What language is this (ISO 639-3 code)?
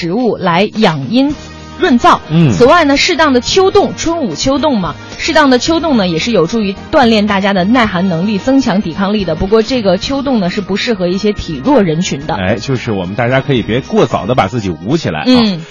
zho